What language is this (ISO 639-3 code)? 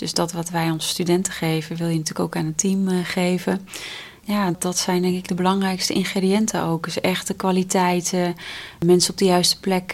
nld